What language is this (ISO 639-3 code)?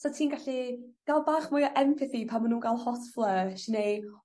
cym